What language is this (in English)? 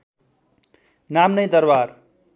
Nepali